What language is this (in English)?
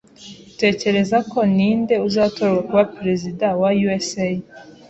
Kinyarwanda